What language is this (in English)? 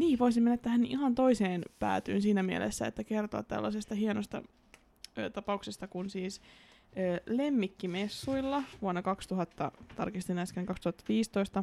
Finnish